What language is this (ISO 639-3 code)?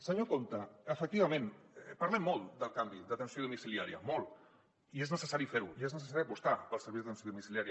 cat